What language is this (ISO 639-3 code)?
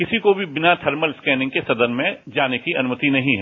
hin